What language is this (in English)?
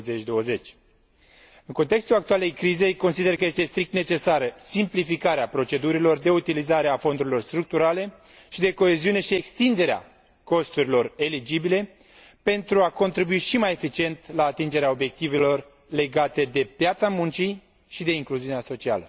Romanian